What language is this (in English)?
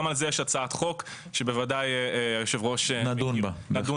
Hebrew